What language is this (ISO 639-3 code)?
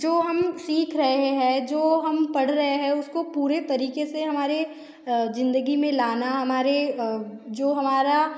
hin